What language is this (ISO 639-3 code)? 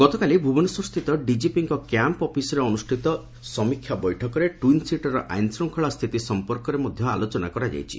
ori